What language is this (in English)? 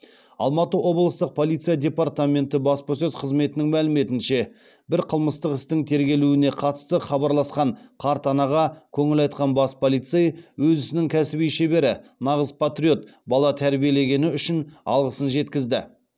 Kazakh